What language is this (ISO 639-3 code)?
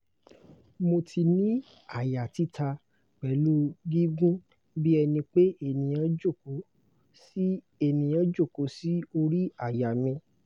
yor